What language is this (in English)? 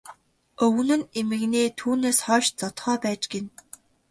Mongolian